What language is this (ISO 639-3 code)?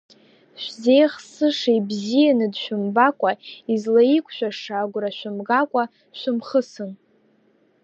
abk